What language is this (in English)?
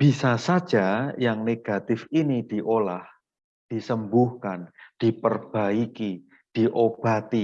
Indonesian